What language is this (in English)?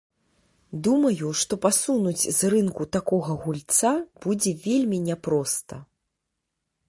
Belarusian